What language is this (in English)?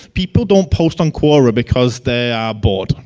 English